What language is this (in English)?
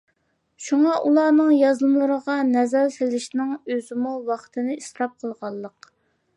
Uyghur